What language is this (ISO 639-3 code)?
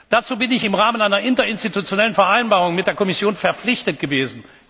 deu